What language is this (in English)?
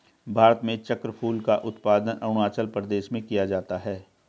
Hindi